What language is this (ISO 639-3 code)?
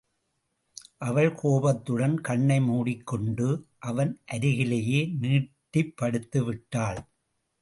tam